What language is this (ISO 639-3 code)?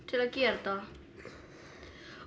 isl